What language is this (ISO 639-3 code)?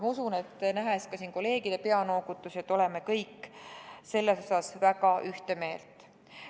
est